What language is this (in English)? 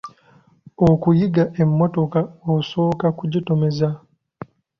Ganda